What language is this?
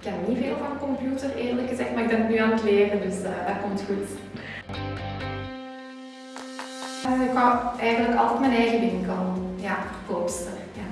Dutch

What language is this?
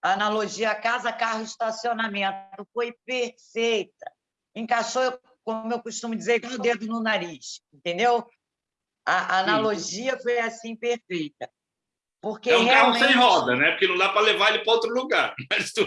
Portuguese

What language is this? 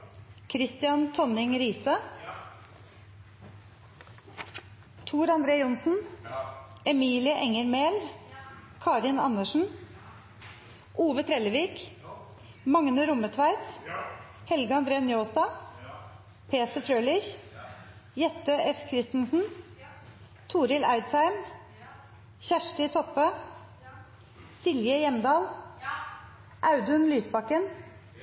Norwegian Nynorsk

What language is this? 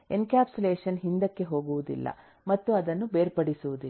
Kannada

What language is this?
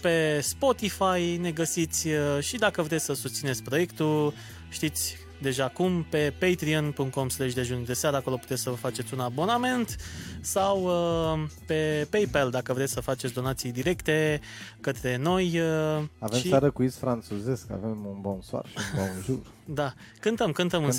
Romanian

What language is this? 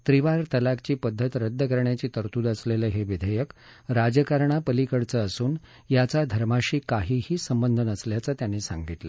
Marathi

